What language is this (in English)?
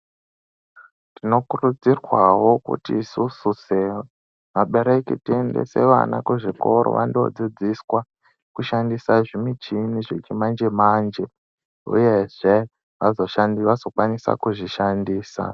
Ndau